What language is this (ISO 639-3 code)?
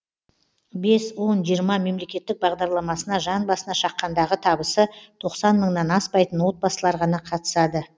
kaz